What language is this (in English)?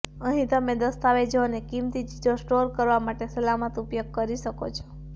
Gujarati